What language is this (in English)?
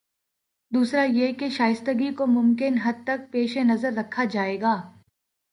Urdu